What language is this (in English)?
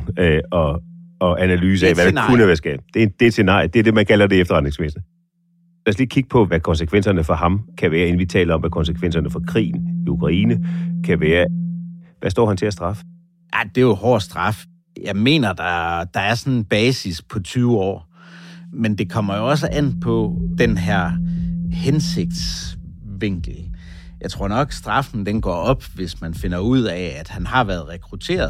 Danish